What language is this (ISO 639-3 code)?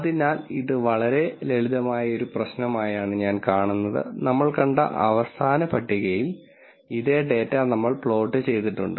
mal